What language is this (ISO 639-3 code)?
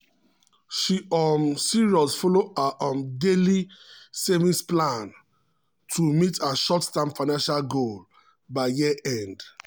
pcm